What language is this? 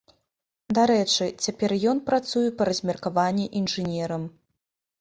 Belarusian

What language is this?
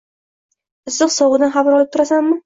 Uzbek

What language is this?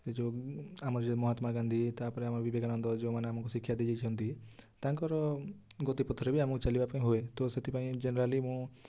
Odia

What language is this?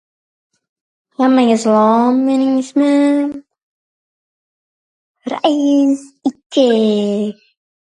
Uzbek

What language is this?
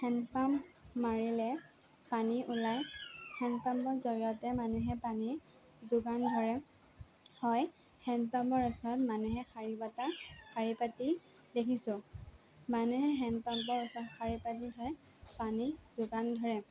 Assamese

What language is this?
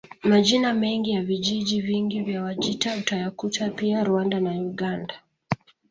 Swahili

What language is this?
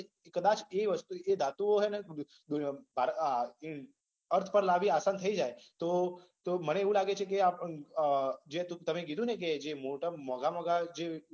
Gujarati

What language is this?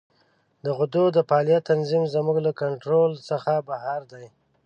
Pashto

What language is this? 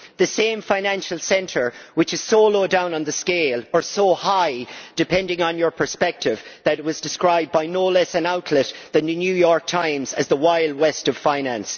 English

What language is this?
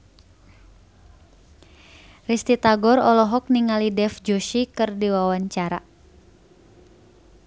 Sundanese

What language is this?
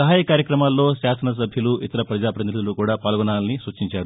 Telugu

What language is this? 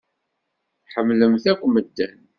Kabyle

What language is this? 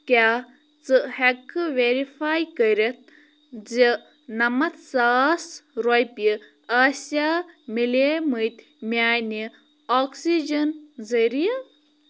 Kashmiri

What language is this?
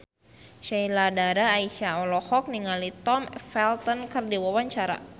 Sundanese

